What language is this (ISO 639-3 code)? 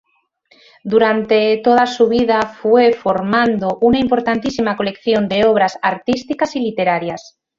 spa